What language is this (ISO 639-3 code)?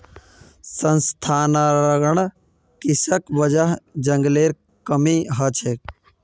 mag